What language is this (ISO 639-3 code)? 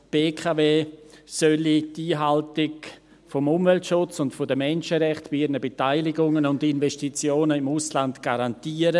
gsw